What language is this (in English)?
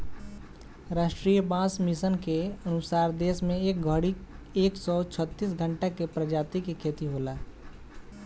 Bhojpuri